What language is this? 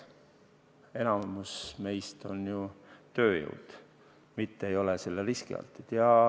Estonian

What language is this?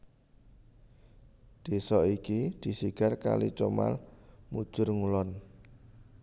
Javanese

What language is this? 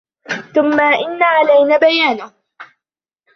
Arabic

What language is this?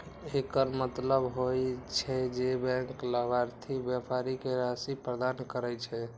Maithili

